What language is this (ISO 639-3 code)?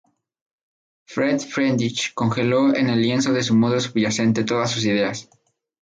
spa